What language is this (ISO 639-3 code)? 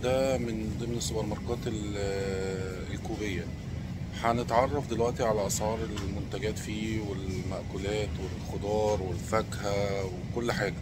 ara